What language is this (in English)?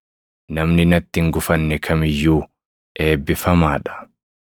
Oromo